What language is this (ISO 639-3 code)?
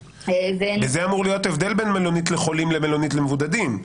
heb